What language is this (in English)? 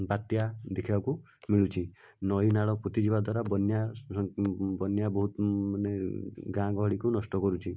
Odia